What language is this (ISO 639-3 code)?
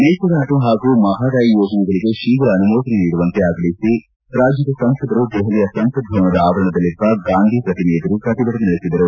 kan